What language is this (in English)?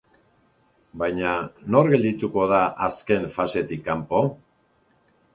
Basque